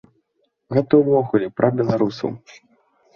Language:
Belarusian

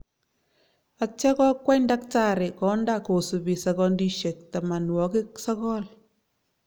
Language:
Kalenjin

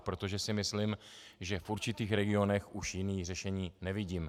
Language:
Czech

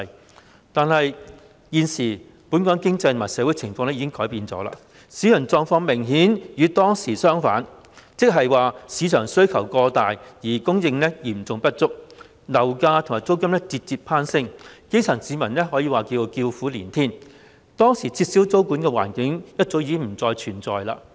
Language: Cantonese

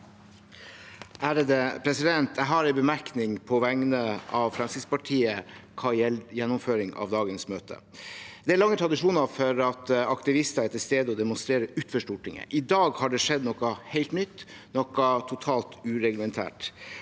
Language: Norwegian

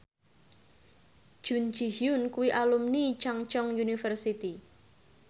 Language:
Javanese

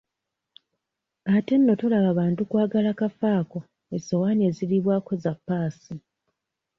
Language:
Ganda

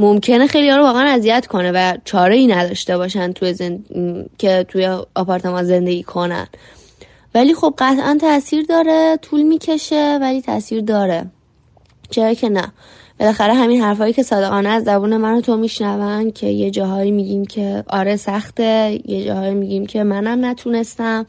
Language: Persian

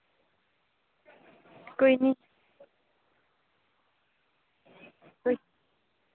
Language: Dogri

